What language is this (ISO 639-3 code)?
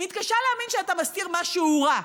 heb